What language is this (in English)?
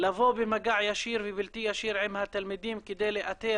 Hebrew